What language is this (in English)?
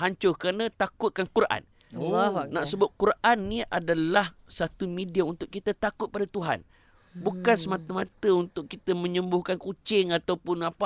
Malay